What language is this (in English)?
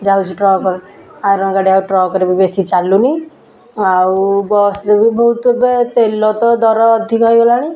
Odia